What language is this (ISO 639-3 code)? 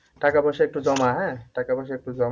ben